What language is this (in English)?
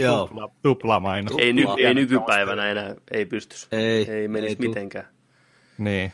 Finnish